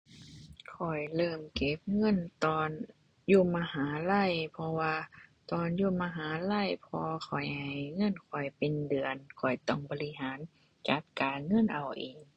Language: Thai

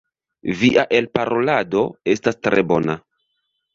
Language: Esperanto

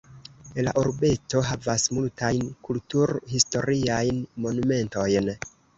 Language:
Esperanto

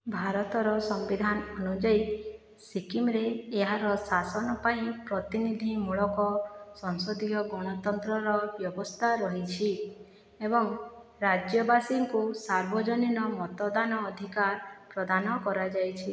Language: Odia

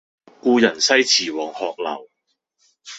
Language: Cantonese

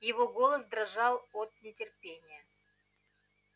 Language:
Russian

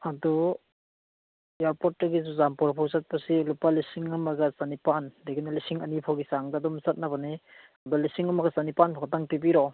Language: Manipuri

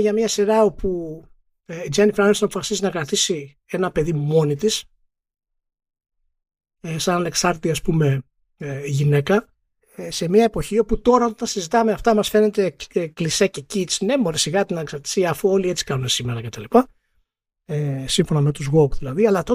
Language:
Greek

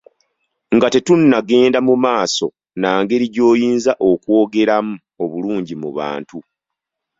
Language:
Ganda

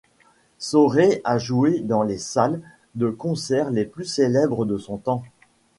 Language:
French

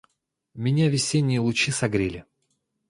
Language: Russian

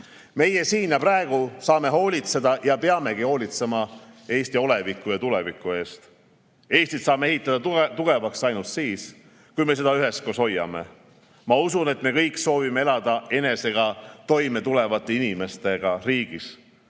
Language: Estonian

